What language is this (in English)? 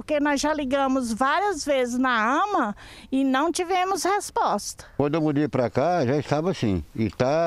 Portuguese